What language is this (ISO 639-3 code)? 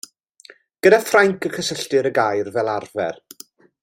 cym